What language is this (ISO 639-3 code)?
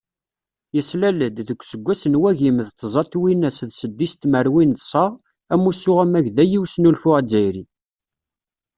kab